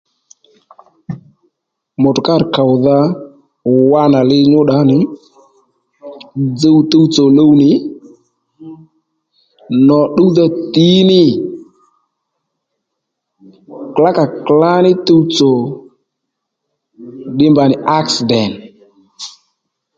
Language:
Lendu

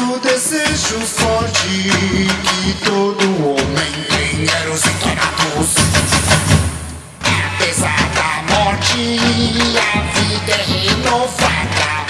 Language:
French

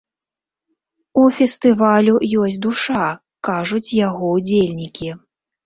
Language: Belarusian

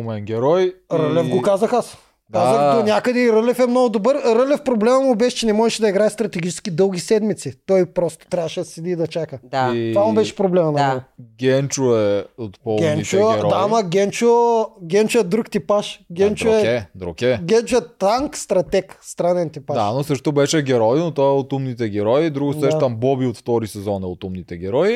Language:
Bulgarian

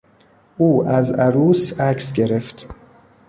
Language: Persian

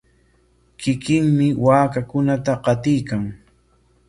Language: Corongo Ancash Quechua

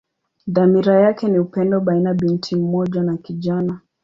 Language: Swahili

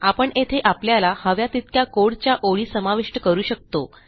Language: Marathi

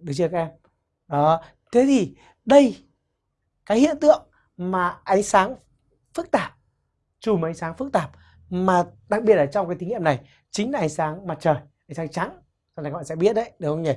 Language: Vietnamese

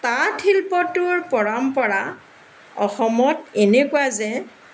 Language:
Assamese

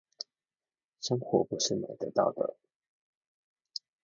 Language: Chinese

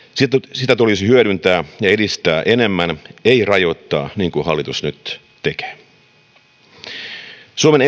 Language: Finnish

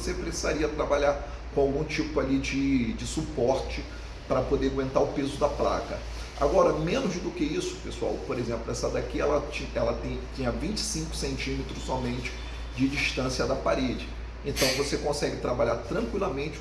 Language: Portuguese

